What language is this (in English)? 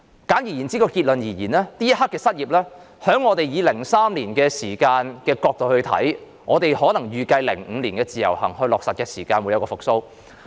Cantonese